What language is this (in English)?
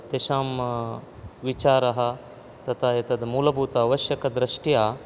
Sanskrit